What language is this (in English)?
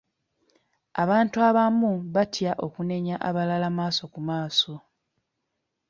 Ganda